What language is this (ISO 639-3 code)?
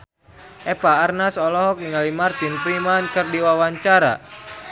sun